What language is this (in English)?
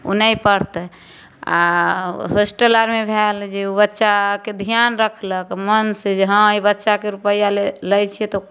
Maithili